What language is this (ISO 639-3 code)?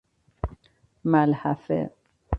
fas